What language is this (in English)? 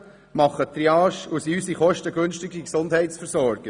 Swiss German